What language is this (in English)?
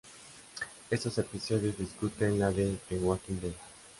Spanish